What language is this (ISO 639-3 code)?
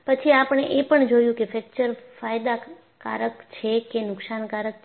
guj